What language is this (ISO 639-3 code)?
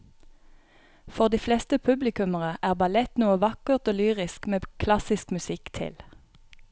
nor